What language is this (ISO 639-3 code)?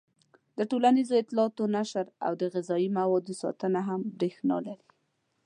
pus